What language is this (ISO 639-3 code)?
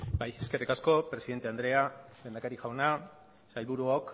eus